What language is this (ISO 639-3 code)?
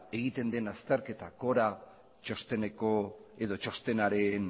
eus